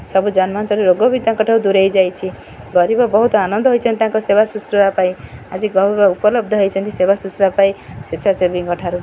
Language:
Odia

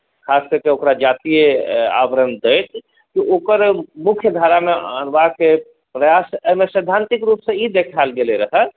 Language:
Maithili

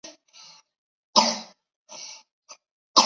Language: Chinese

